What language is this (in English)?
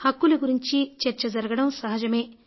Telugu